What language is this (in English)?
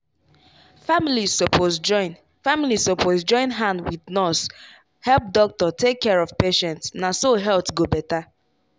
Nigerian Pidgin